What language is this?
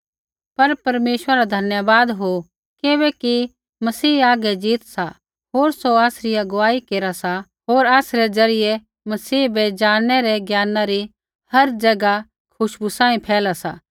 Kullu Pahari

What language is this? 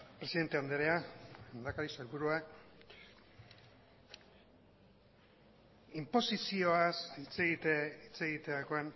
Basque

